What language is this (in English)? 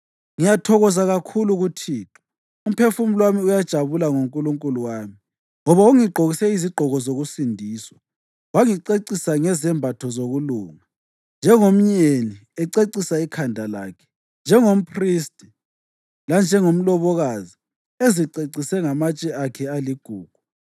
North Ndebele